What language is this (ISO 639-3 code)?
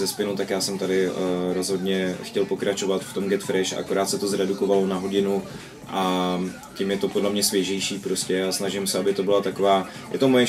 ces